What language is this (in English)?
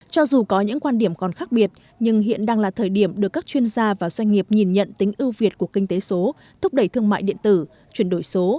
Vietnamese